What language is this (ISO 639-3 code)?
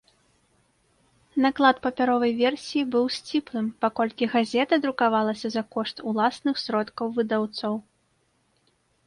bel